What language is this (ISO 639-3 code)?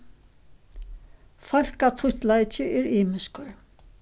fao